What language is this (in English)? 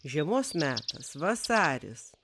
Lithuanian